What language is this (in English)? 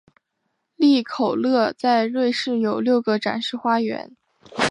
Chinese